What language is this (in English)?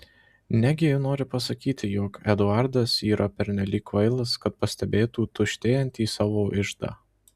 Lithuanian